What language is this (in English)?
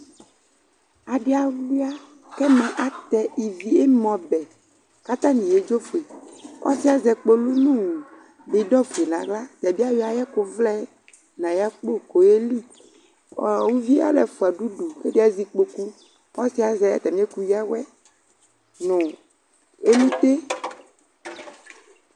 Ikposo